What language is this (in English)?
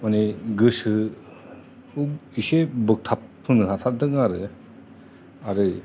Bodo